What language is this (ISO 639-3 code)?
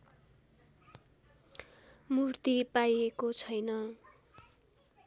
nep